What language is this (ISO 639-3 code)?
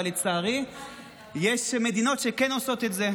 heb